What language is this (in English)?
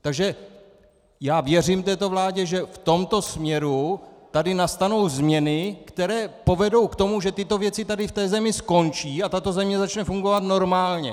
Czech